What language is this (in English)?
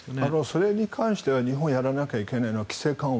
Japanese